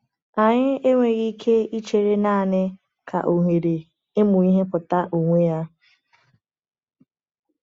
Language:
Igbo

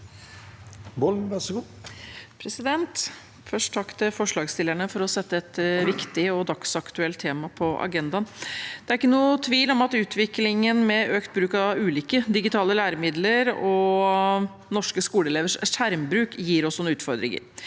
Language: Norwegian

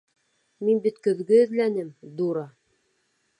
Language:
Bashkir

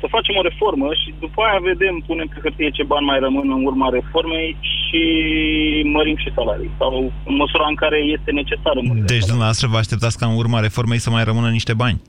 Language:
Romanian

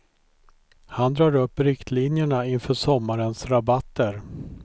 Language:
Swedish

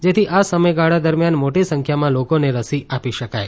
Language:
Gujarati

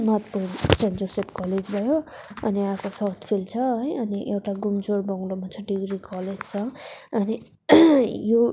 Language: Nepali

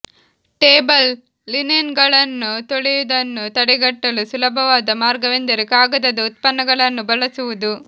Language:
Kannada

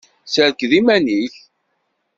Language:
Kabyle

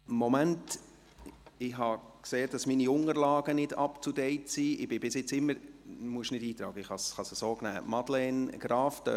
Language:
Swiss German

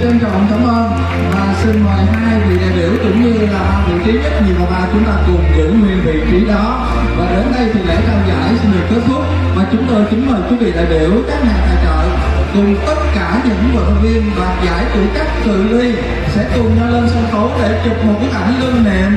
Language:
Vietnamese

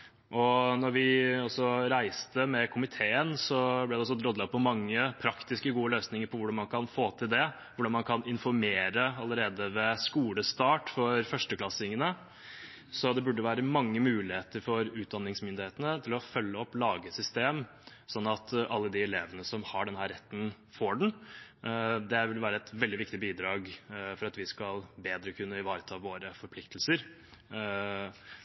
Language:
Norwegian Bokmål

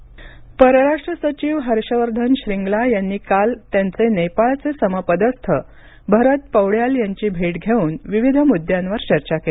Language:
Marathi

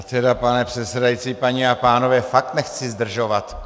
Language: Czech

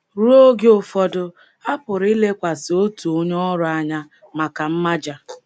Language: Igbo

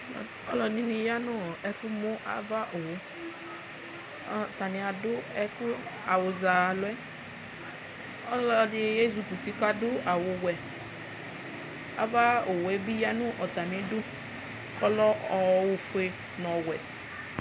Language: Ikposo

